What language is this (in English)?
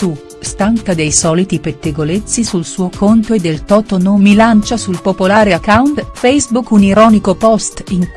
Italian